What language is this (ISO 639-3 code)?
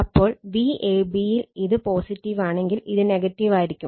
mal